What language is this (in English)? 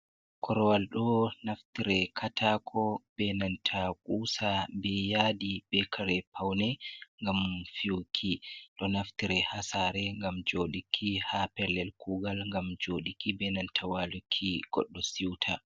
Fula